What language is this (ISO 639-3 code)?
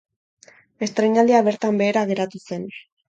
eus